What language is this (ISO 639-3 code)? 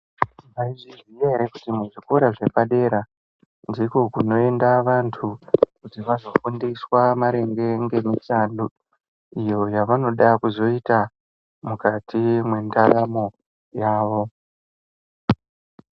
ndc